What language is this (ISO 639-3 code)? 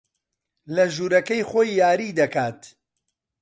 ckb